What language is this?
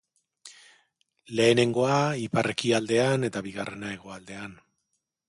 Basque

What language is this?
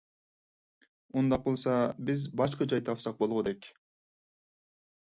Uyghur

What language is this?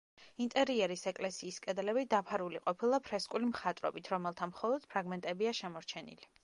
Georgian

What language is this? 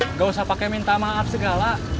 Indonesian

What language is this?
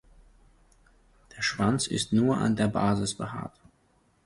German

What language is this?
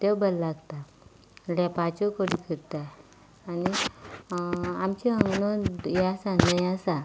Konkani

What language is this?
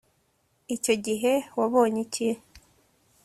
Kinyarwanda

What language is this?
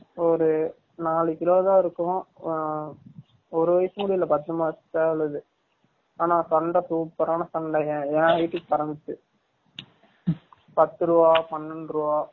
Tamil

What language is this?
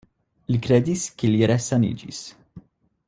Esperanto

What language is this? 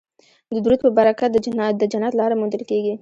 Pashto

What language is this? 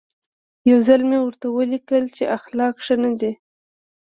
Pashto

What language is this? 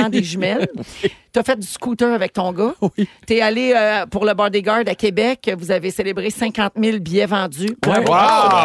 French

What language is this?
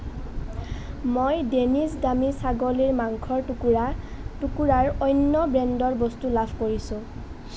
Assamese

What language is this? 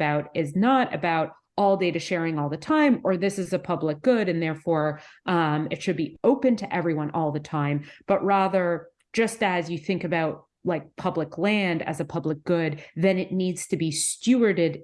English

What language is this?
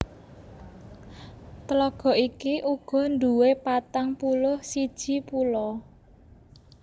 Javanese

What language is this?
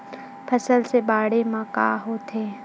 Chhattisgarhi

